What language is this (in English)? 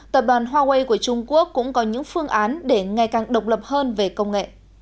Vietnamese